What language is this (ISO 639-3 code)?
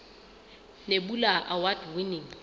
sot